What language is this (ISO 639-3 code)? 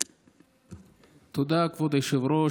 heb